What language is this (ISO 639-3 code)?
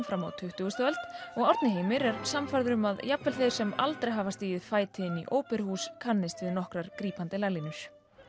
isl